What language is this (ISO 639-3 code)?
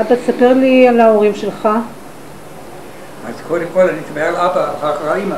heb